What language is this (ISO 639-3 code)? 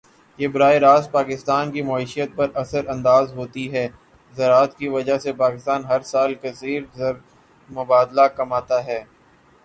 urd